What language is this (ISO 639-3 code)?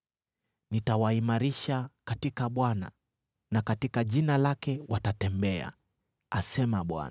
swa